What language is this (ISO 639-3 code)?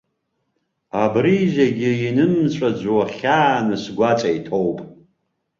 abk